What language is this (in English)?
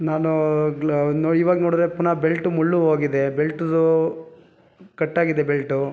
Kannada